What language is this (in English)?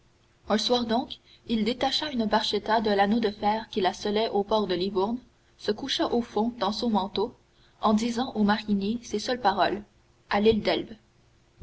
French